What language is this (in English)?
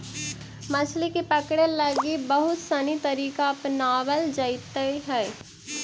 Magahi